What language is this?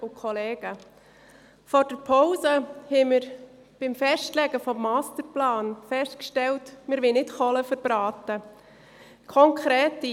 Swiss German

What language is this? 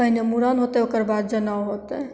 Maithili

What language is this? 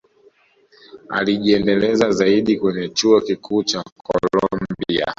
Swahili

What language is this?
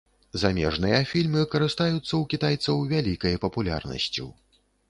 Belarusian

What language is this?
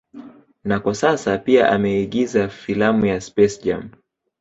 Swahili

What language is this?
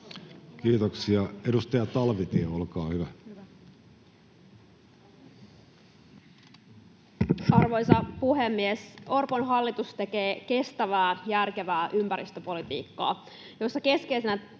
Finnish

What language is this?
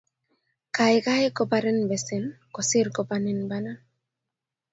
Kalenjin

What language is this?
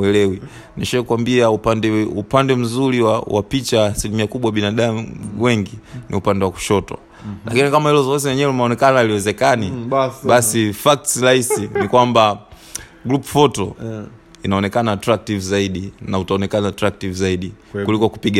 Swahili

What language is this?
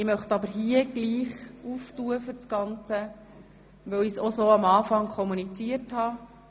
Swiss German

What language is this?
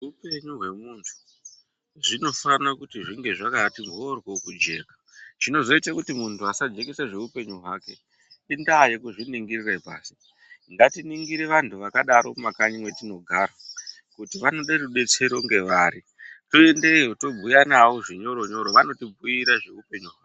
Ndau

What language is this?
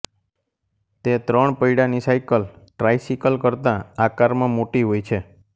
Gujarati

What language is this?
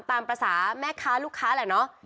Thai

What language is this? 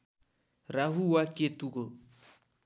Nepali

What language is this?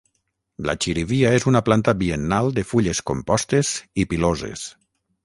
Catalan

